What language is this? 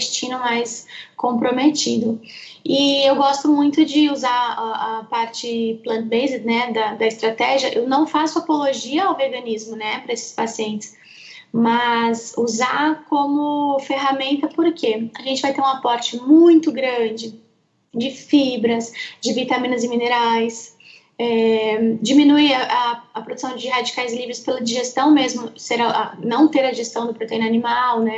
Portuguese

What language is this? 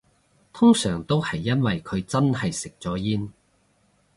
Cantonese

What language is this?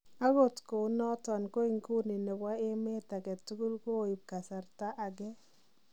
Kalenjin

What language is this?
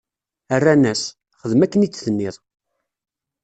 Kabyle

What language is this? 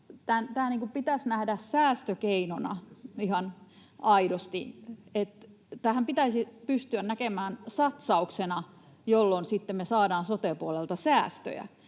Finnish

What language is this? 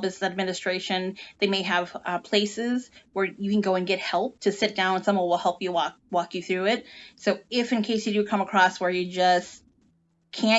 English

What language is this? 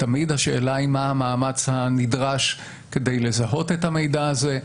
Hebrew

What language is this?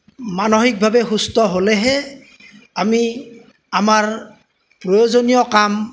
Assamese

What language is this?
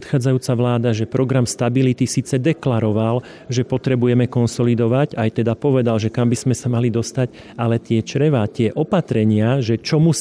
Slovak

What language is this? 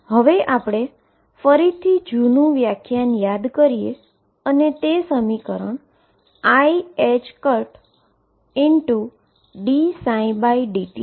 Gujarati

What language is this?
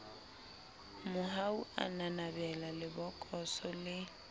Southern Sotho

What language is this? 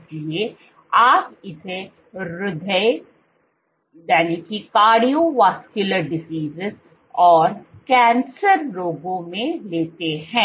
Hindi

